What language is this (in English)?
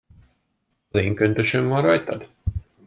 Hungarian